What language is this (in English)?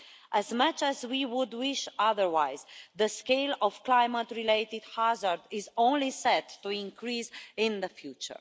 English